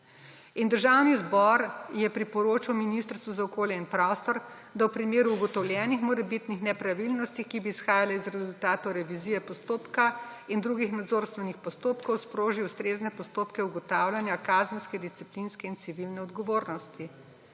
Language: Slovenian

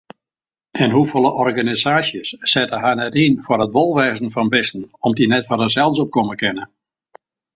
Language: Western Frisian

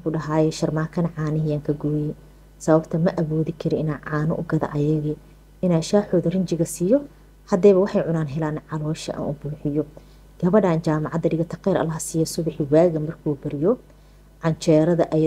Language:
Arabic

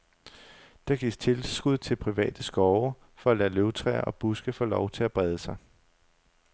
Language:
Danish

